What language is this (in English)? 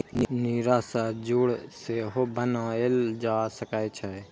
Maithili